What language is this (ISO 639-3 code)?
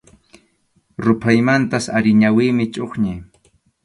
qxu